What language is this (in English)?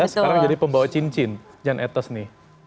Indonesian